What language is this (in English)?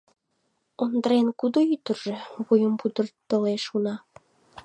Mari